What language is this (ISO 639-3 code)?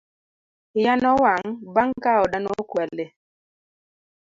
luo